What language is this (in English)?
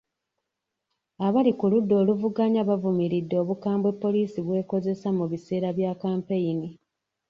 Ganda